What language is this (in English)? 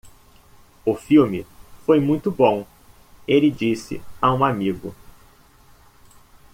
Portuguese